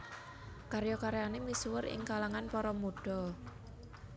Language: Javanese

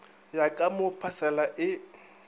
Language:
Northern Sotho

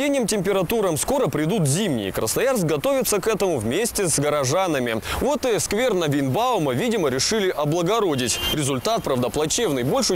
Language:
Russian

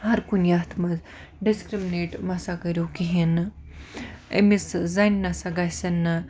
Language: Kashmiri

